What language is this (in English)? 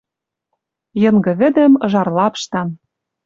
Western Mari